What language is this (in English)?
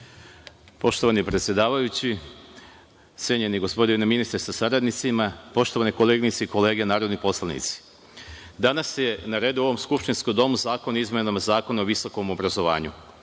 Serbian